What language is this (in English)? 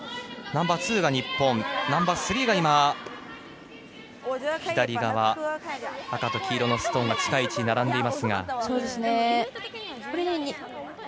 Japanese